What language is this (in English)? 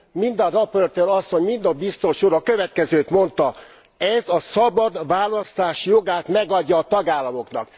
Hungarian